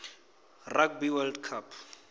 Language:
Venda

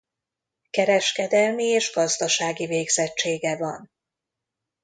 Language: Hungarian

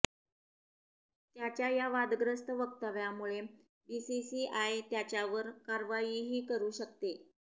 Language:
Marathi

